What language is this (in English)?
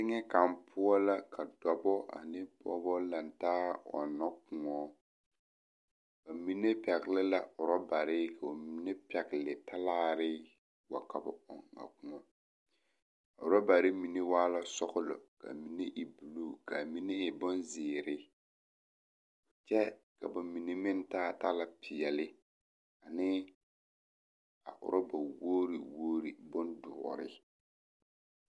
Southern Dagaare